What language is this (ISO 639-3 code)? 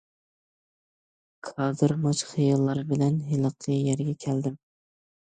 uig